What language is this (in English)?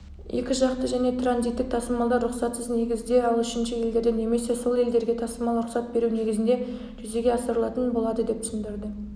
Kazakh